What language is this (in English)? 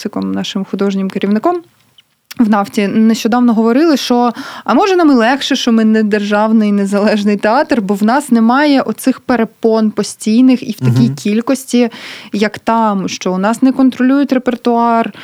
Ukrainian